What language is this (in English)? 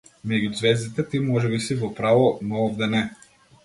Macedonian